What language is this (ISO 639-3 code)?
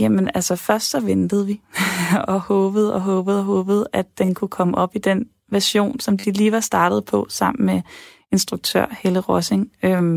dan